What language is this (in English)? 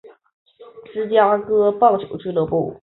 Chinese